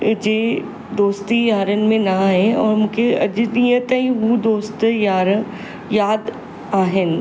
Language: Sindhi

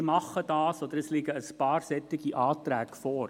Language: Swiss German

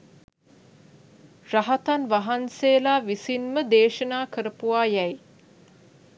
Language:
Sinhala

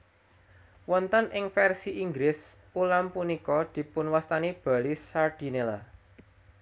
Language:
Javanese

